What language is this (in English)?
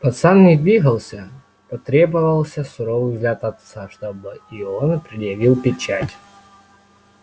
Russian